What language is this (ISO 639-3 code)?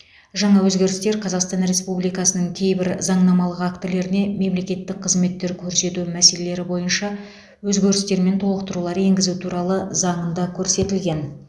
kaz